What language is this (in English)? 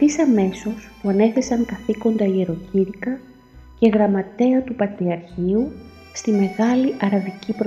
Greek